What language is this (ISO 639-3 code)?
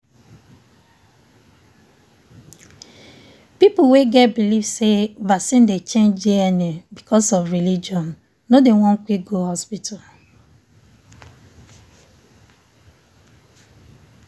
pcm